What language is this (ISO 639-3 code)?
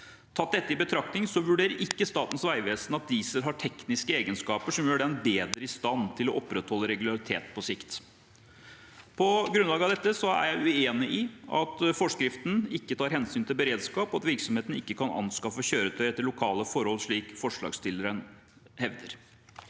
nor